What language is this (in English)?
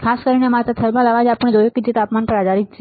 Gujarati